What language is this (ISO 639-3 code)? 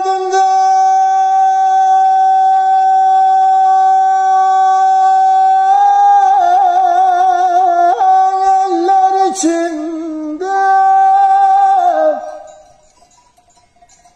ara